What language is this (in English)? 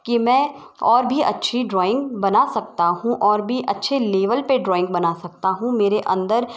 Hindi